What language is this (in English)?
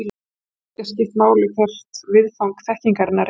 Icelandic